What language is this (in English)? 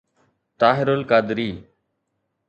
Sindhi